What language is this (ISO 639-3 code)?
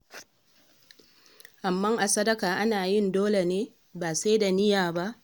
hau